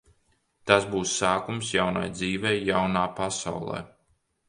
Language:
Latvian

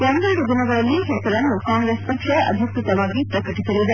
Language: Kannada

